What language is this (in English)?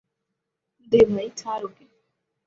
Bangla